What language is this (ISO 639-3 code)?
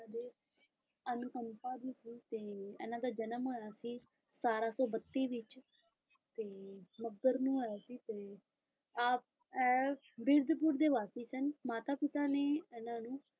pan